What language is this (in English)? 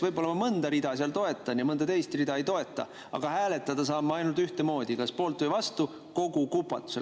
Estonian